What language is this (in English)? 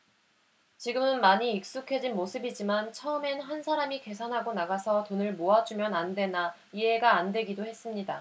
Korean